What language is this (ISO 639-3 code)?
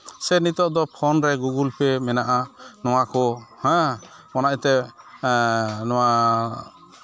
sat